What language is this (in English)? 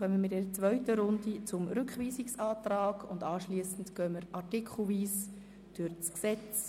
Swiss German